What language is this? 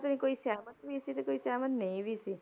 Punjabi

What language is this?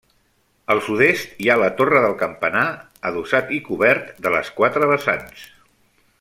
Catalan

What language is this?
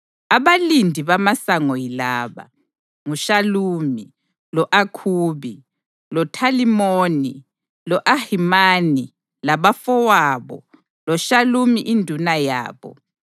North Ndebele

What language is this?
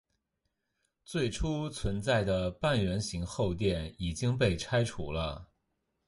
Chinese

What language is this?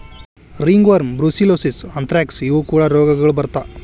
Kannada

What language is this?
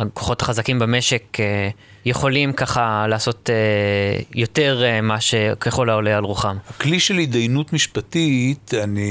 Hebrew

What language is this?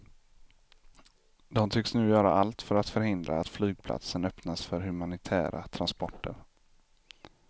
Swedish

